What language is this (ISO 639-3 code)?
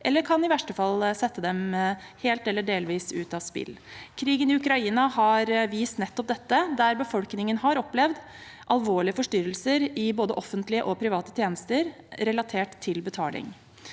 nor